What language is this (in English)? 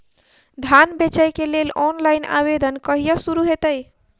Maithili